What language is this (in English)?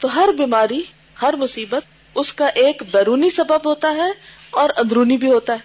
Urdu